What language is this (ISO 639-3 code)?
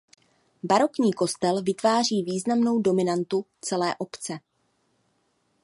ces